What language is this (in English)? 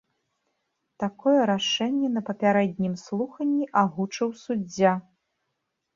Belarusian